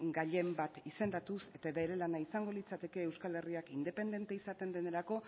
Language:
Basque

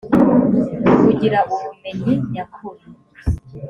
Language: Kinyarwanda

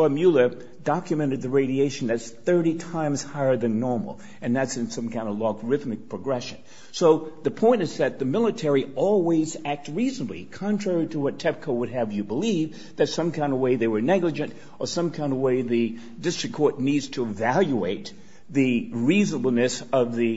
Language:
English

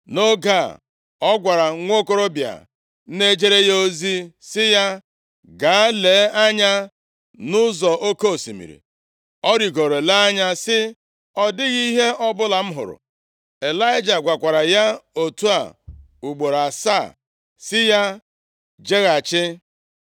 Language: Igbo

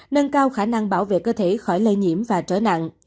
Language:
Vietnamese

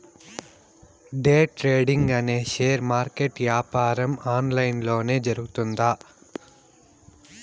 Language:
Telugu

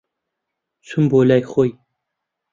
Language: Central Kurdish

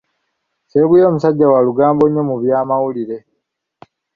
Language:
Ganda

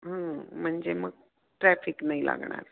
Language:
Marathi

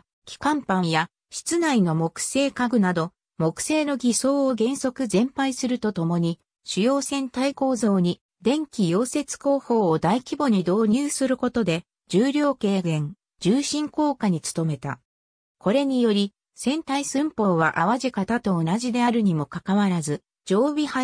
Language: Japanese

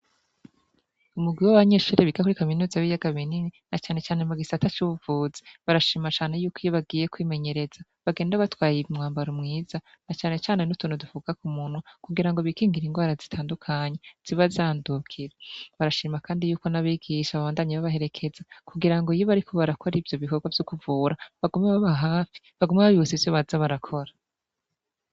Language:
Rundi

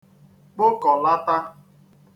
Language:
Igbo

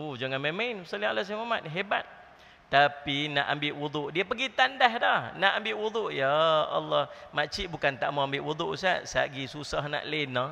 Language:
Malay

